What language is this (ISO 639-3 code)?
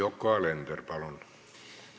est